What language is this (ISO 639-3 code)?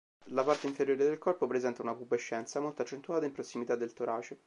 ita